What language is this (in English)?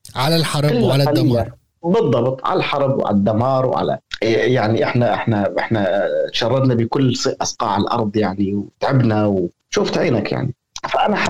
Arabic